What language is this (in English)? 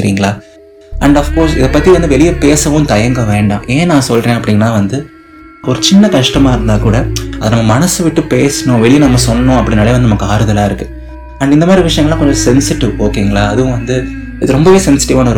Tamil